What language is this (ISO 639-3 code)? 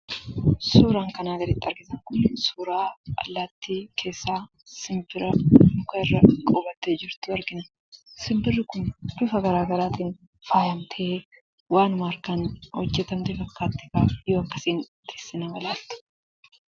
orm